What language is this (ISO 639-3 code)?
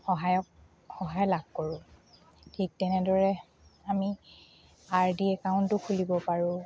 asm